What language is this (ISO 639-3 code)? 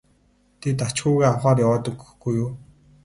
mon